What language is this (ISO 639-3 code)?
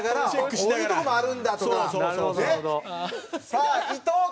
jpn